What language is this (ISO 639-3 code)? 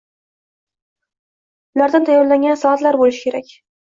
uzb